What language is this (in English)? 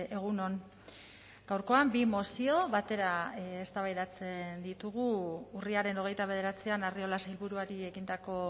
Basque